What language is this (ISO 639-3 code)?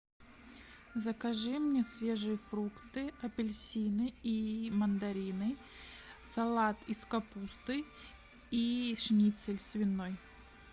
rus